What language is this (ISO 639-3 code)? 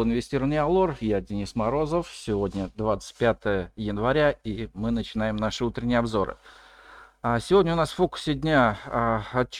rus